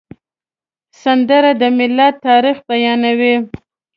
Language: Pashto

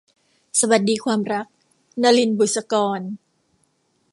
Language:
Thai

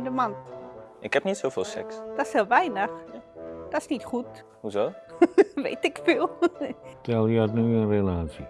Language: Dutch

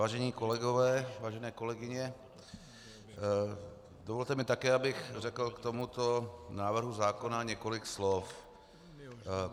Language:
Czech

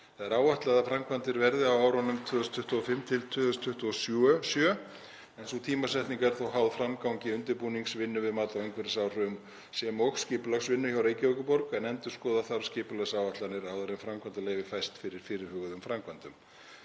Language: Icelandic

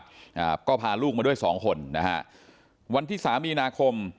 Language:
Thai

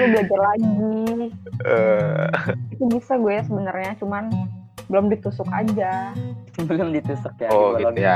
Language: Indonesian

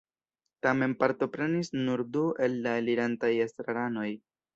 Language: Esperanto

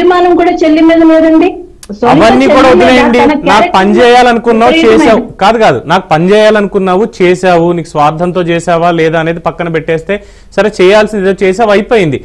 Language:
Telugu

